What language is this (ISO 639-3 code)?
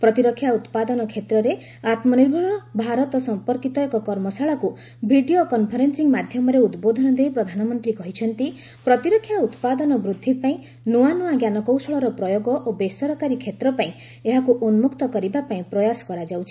ori